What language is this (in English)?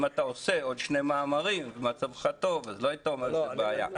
Hebrew